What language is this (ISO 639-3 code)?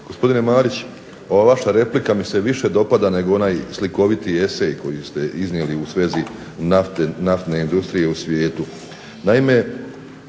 hrv